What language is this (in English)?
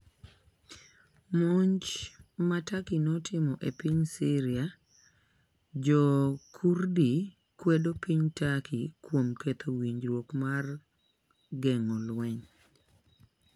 Luo (Kenya and Tanzania)